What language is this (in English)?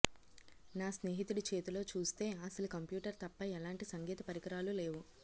Telugu